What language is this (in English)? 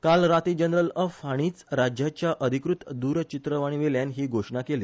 Konkani